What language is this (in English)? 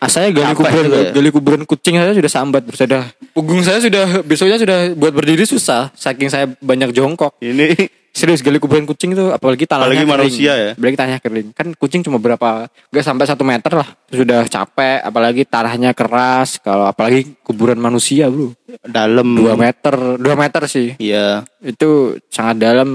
Indonesian